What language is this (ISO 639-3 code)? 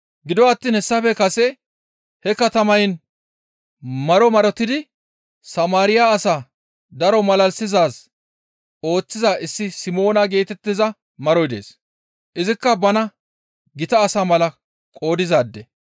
gmv